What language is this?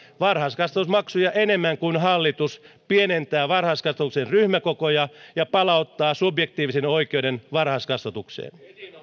Finnish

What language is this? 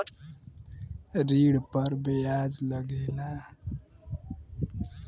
Bhojpuri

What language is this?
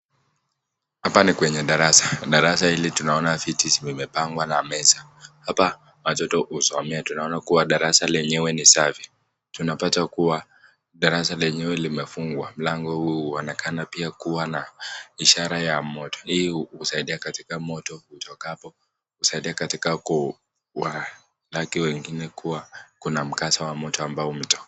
Swahili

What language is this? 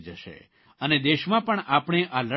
Gujarati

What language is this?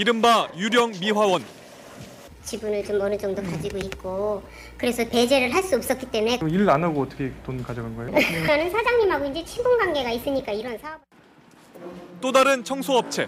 Korean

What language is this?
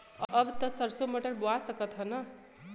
Bhojpuri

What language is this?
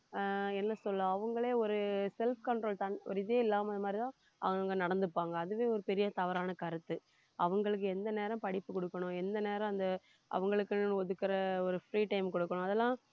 Tamil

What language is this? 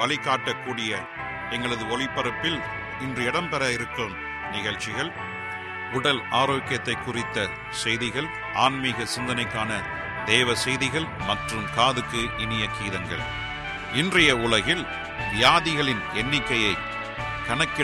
Tamil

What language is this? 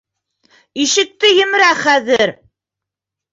Bashkir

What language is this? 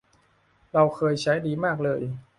Thai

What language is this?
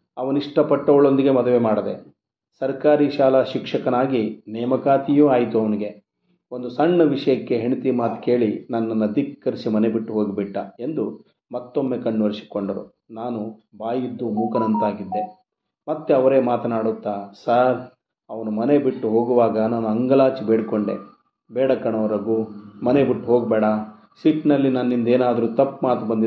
Kannada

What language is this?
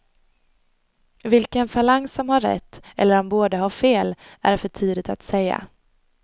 Swedish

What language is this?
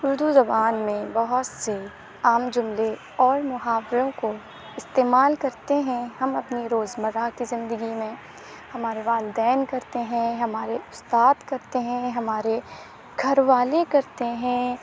Urdu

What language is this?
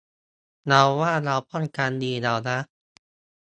Thai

